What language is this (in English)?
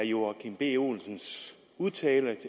Danish